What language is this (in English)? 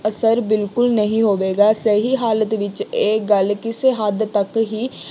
Punjabi